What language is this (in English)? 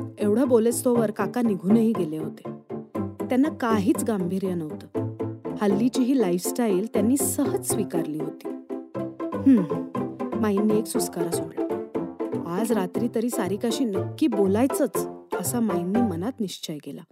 Marathi